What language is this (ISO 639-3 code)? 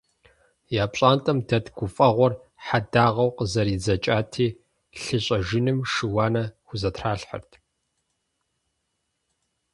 kbd